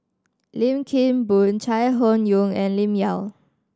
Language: English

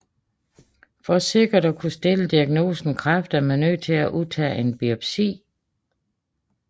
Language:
Danish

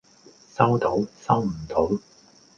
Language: Cantonese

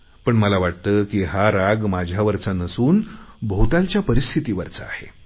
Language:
Marathi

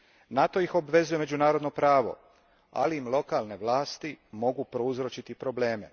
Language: Croatian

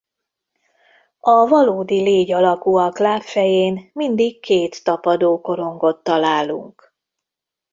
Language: Hungarian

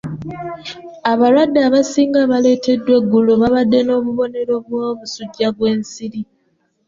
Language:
Ganda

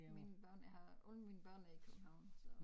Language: Danish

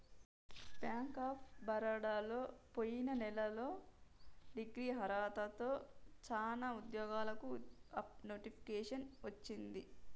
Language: Telugu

